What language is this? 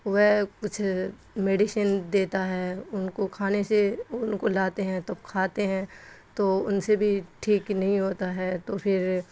Urdu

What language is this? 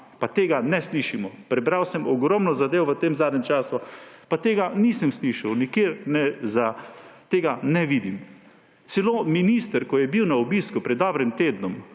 Slovenian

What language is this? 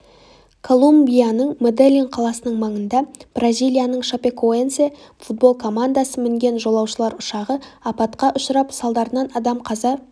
Kazakh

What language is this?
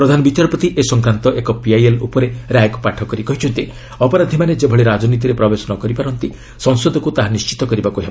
Odia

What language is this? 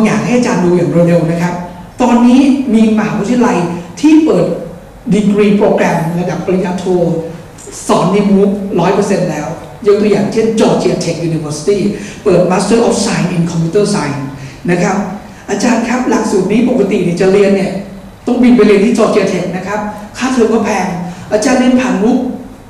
Thai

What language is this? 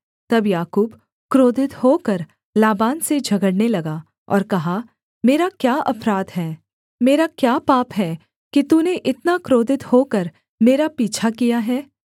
Hindi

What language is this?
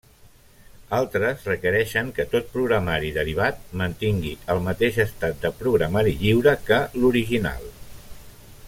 Catalan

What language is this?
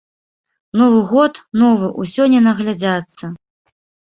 Belarusian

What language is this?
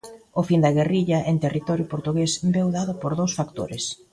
Galician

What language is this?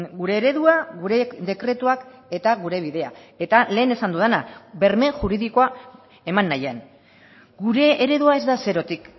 Basque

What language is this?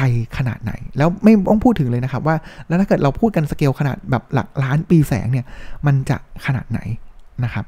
Thai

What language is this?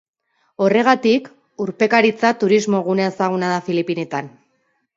Basque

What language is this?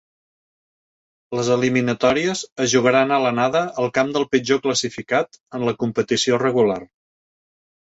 Catalan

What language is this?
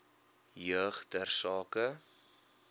Afrikaans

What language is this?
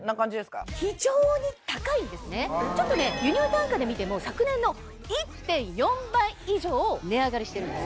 Japanese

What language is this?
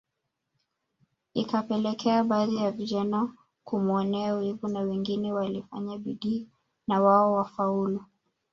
Swahili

